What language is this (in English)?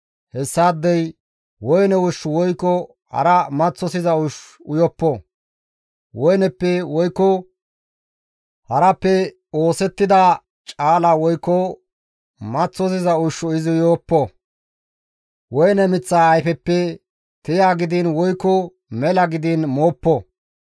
Gamo